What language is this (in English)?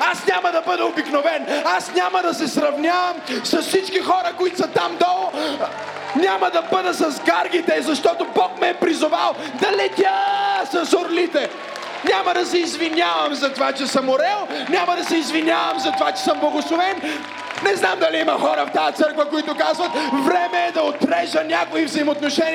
Bulgarian